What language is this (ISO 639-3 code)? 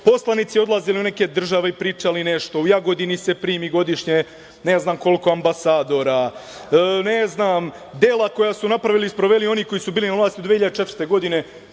srp